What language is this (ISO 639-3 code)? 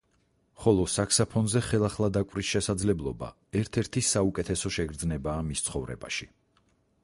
kat